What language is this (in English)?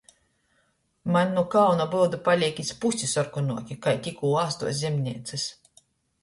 Latgalian